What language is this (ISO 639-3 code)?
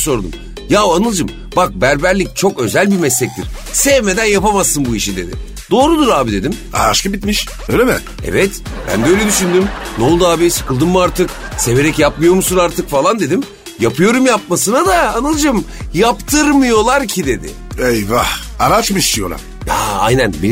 tur